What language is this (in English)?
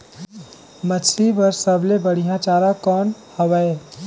Chhattisgarhi